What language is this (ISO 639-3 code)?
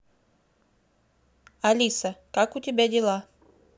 rus